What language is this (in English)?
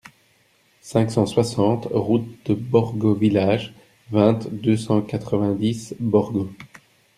French